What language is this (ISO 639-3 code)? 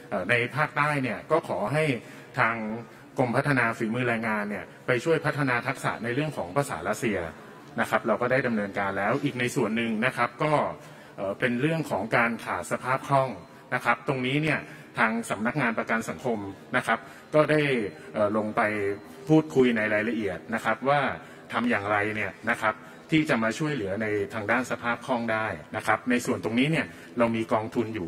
tha